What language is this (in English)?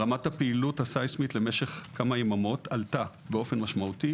Hebrew